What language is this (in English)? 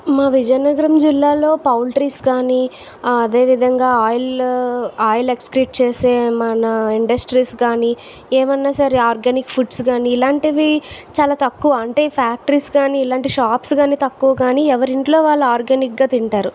Telugu